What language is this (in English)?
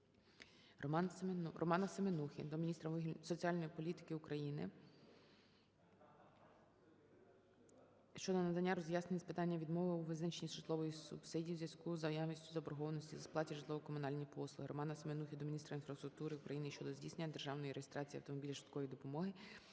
Ukrainian